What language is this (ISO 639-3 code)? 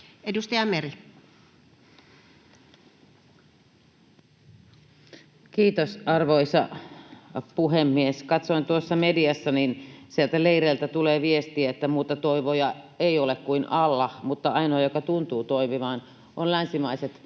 fin